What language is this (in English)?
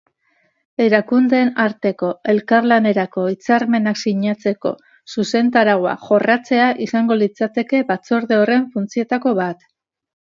Basque